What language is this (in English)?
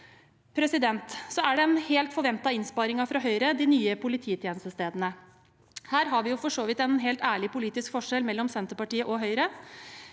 Norwegian